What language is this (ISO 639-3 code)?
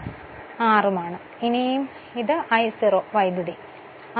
mal